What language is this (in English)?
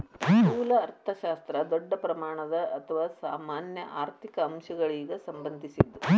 Kannada